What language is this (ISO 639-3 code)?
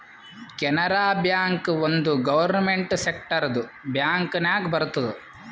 kan